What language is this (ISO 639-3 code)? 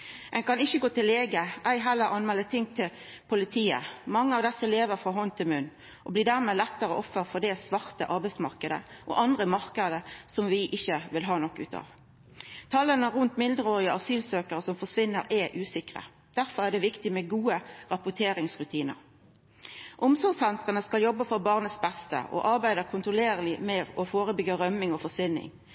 nno